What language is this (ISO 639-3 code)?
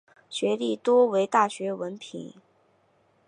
zho